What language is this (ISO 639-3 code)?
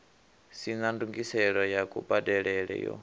ven